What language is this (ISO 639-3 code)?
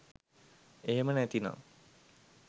sin